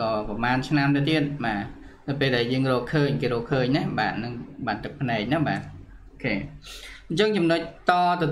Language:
Vietnamese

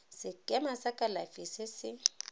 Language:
Tswana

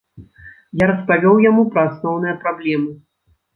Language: Belarusian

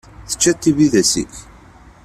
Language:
Kabyle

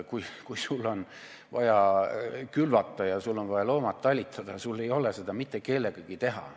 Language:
Estonian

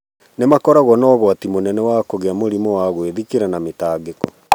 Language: Kikuyu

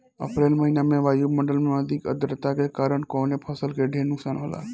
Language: Bhojpuri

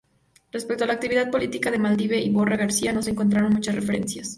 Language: Spanish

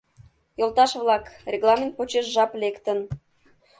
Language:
Mari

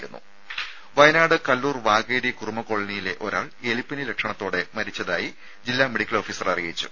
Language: Malayalam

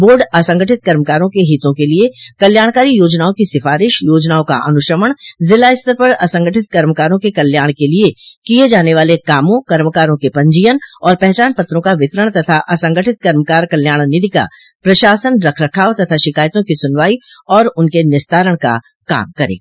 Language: Hindi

